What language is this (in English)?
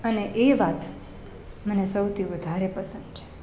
Gujarati